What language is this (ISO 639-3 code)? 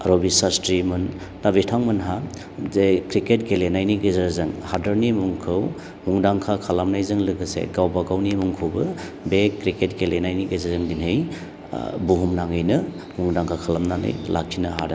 brx